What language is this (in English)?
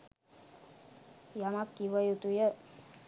Sinhala